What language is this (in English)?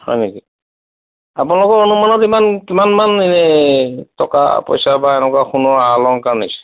Assamese